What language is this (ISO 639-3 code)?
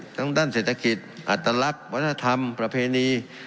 tha